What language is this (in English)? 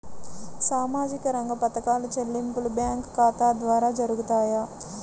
Telugu